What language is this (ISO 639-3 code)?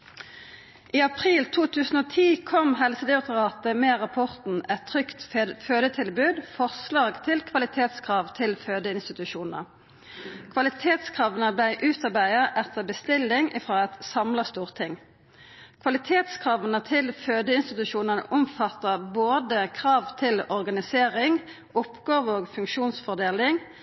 nno